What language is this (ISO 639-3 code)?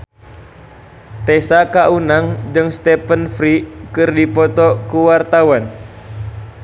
sun